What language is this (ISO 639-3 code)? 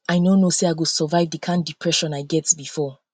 pcm